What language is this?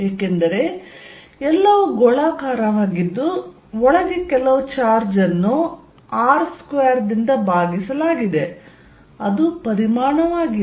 Kannada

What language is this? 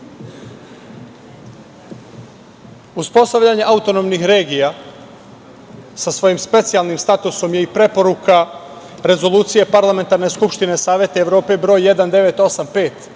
Serbian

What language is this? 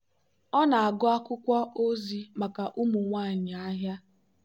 Igbo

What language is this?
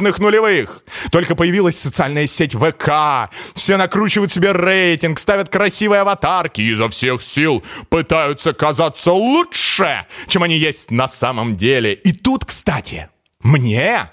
Russian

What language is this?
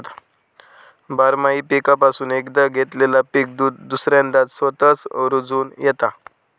Marathi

